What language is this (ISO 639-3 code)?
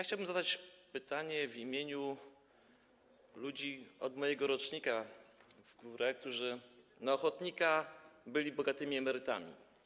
pol